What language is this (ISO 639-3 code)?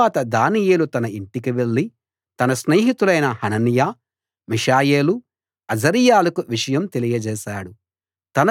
tel